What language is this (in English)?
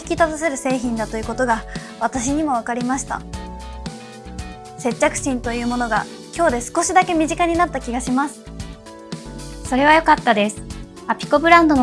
Japanese